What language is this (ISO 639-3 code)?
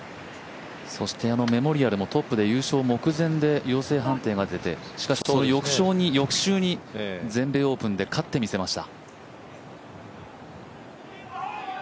jpn